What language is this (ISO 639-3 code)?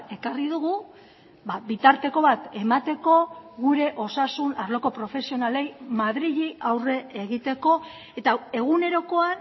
eus